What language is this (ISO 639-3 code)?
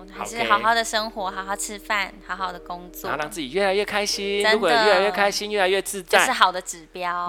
zho